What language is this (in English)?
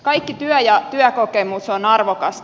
Finnish